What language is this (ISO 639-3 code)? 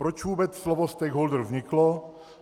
ces